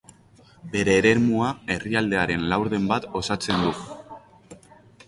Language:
Basque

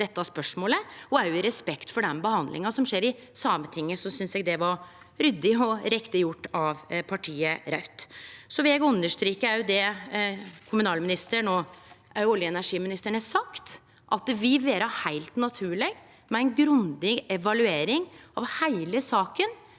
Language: Norwegian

